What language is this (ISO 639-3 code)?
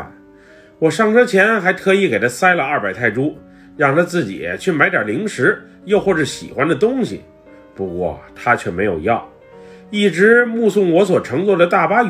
zho